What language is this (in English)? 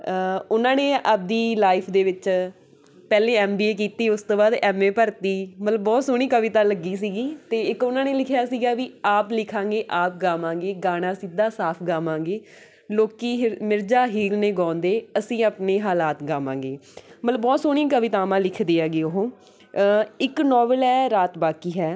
Punjabi